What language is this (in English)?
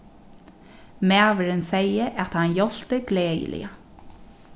Faroese